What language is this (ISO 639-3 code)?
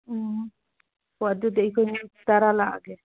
mni